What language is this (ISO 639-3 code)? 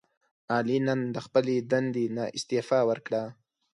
pus